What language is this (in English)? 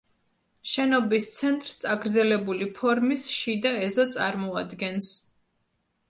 Georgian